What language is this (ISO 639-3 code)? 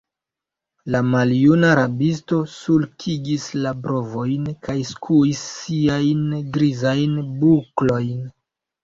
epo